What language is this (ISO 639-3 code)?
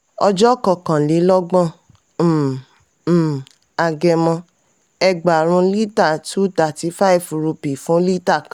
yor